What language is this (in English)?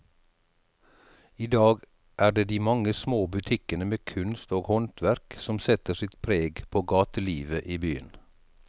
Norwegian